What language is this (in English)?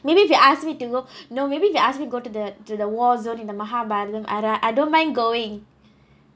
English